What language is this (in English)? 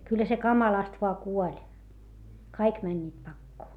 Finnish